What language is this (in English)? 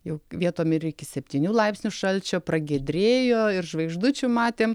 Lithuanian